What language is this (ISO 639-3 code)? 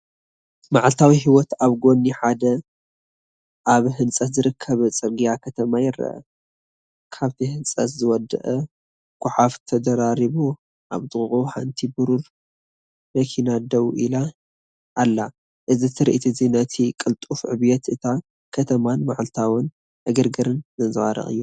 tir